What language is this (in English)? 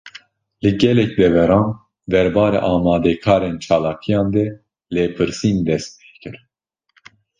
Kurdish